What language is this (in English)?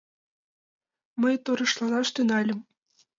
Mari